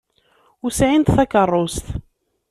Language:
Kabyle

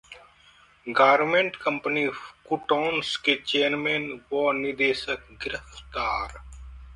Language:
Hindi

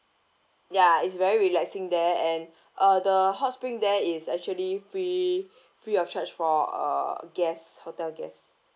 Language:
English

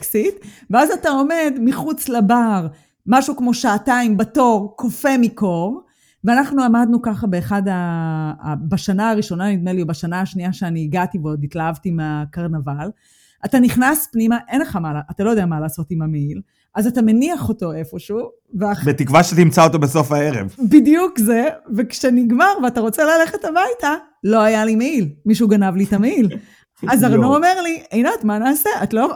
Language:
Hebrew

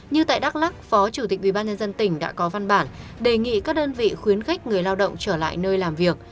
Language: Vietnamese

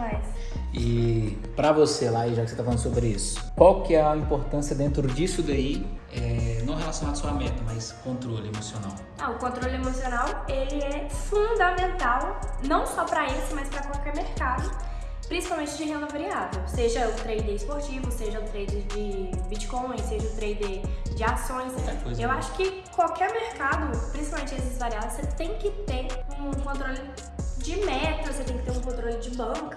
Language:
Portuguese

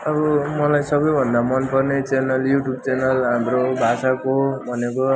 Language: Nepali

